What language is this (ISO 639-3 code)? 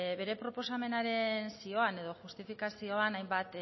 eus